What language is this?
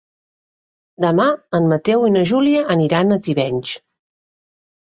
Catalan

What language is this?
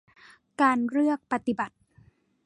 Thai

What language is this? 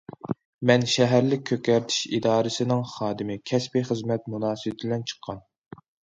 Uyghur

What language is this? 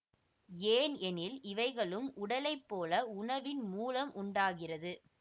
Tamil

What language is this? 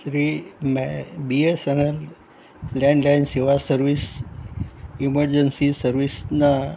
Gujarati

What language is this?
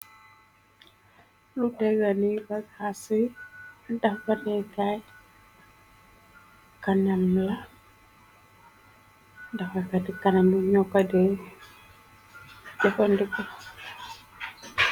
Wolof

